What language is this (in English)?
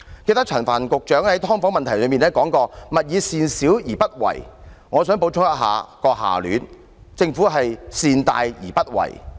Cantonese